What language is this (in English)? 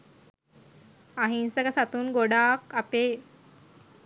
Sinhala